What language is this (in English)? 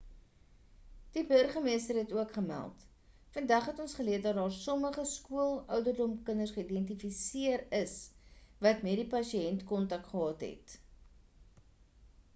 Afrikaans